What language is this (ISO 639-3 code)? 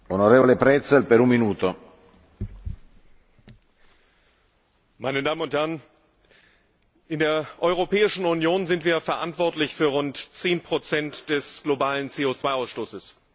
deu